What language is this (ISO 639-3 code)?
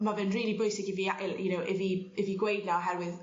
cym